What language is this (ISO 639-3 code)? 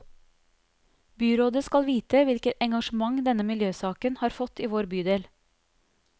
nor